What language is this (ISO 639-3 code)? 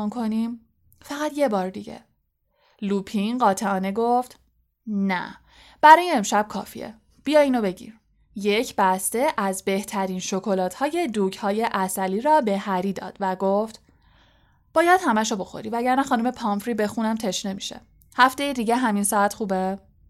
fas